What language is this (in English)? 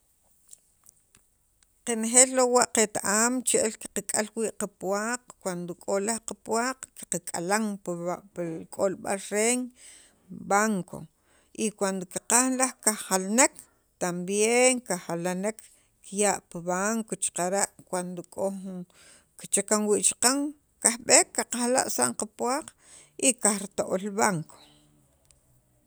Sacapulteco